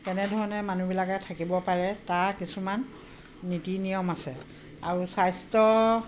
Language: Assamese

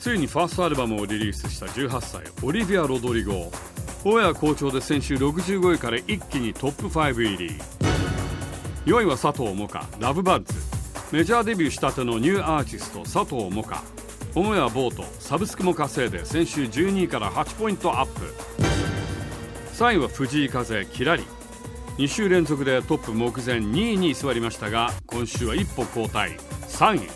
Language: Japanese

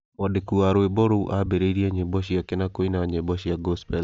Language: Kikuyu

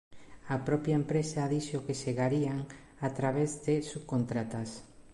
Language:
Galician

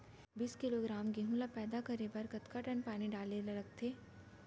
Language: Chhattisgarhi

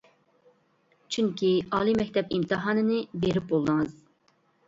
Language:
Uyghur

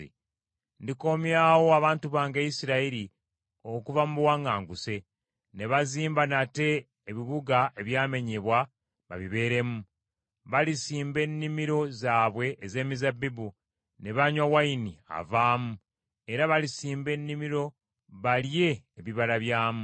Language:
Ganda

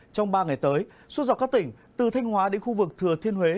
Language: Vietnamese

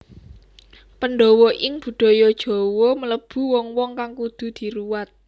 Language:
Javanese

